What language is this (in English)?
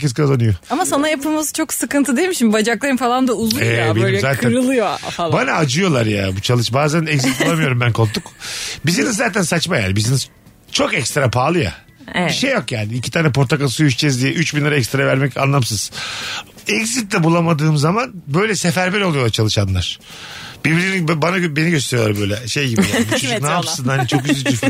Turkish